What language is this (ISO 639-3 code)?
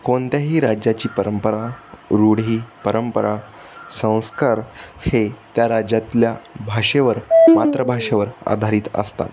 mar